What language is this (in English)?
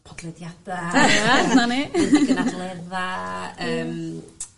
Welsh